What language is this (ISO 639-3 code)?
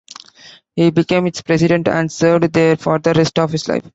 eng